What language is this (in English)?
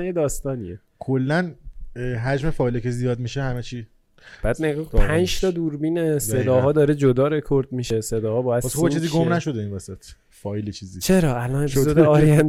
Persian